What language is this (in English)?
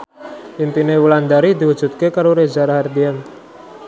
Javanese